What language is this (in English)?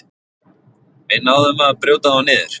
Icelandic